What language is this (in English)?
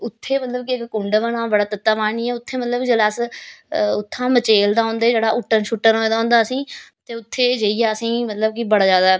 Dogri